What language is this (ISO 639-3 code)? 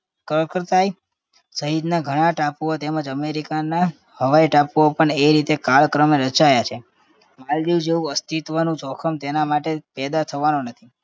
guj